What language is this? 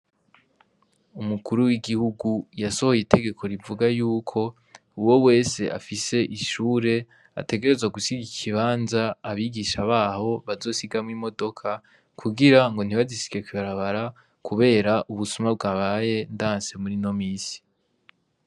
Rundi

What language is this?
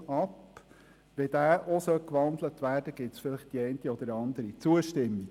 Swiss German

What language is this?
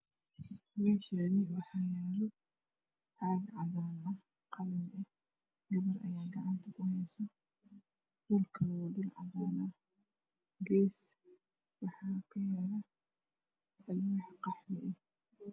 Somali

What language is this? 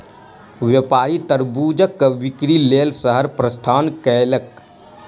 Maithili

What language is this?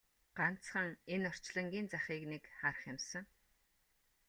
Mongolian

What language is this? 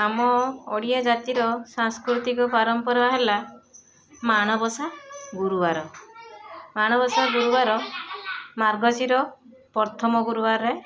Odia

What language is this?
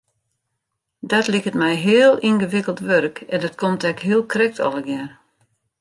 Western Frisian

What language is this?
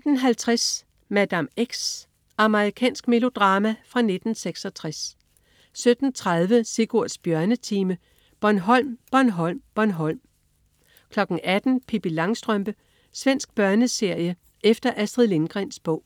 Danish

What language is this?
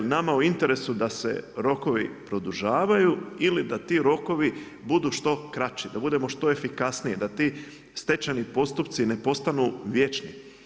Croatian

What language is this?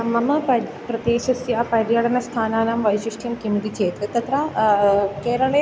Sanskrit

